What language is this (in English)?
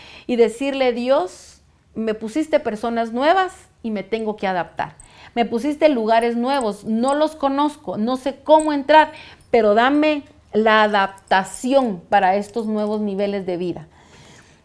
Spanish